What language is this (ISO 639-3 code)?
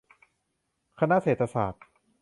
tha